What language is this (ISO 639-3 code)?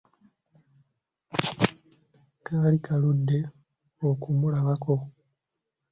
lug